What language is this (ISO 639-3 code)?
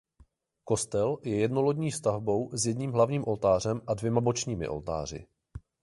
ces